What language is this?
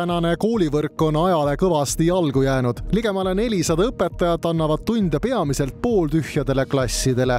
Finnish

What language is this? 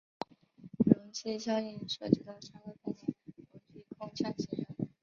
Chinese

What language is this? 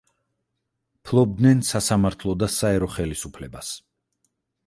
Georgian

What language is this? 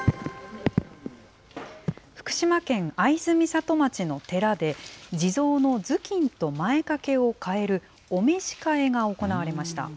Japanese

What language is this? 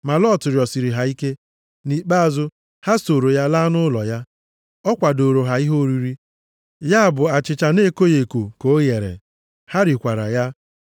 Igbo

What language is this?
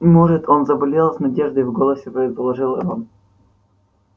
Russian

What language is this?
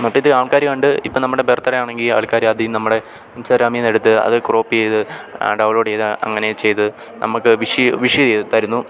Malayalam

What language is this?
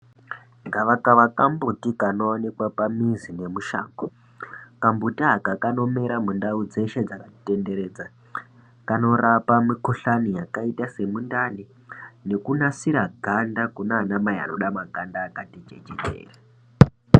Ndau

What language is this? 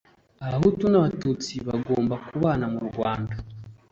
Kinyarwanda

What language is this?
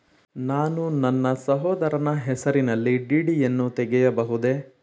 Kannada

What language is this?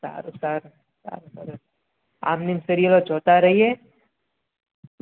Gujarati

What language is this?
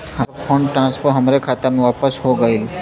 Bhojpuri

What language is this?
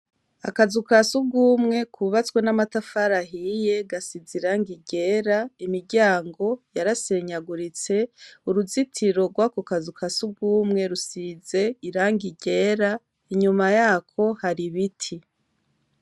Rundi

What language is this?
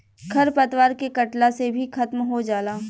Bhojpuri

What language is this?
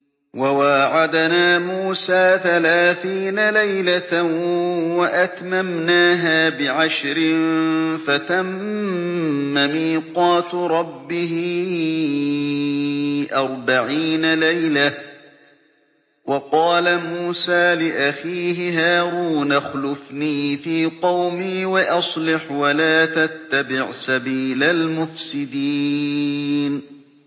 Arabic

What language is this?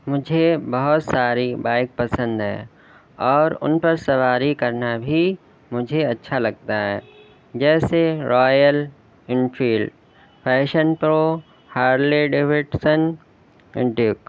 Urdu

